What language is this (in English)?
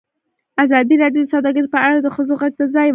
Pashto